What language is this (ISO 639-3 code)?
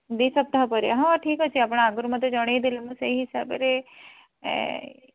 ori